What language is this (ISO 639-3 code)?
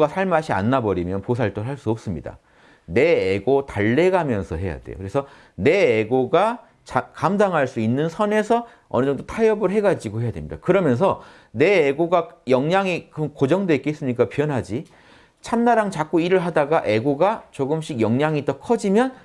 kor